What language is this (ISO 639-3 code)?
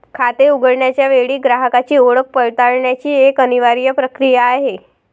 mar